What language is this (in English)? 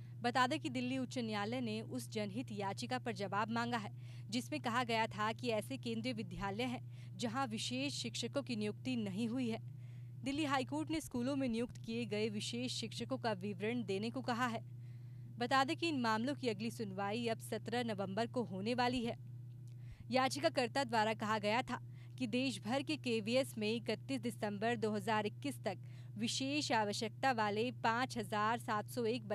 Hindi